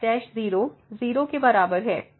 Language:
Hindi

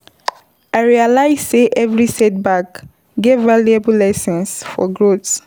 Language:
Nigerian Pidgin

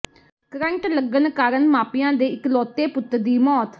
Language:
Punjabi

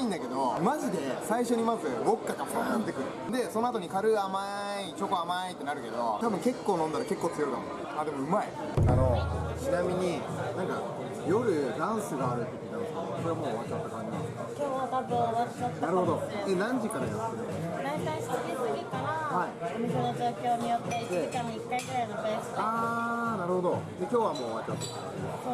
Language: Japanese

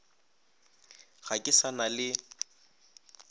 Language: Northern Sotho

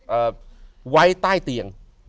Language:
Thai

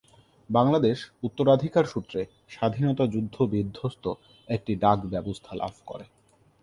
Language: Bangla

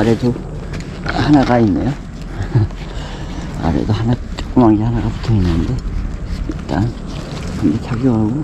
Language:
Korean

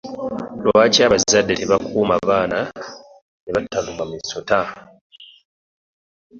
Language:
Ganda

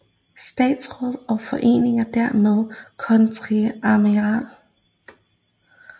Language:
Danish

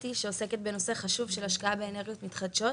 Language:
Hebrew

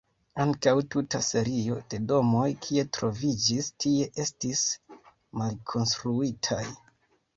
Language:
Esperanto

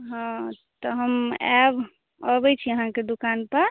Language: Maithili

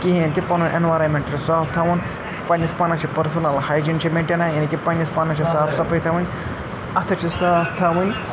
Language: Kashmiri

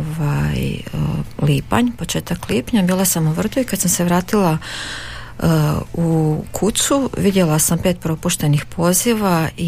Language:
Croatian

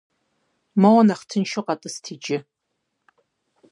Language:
Kabardian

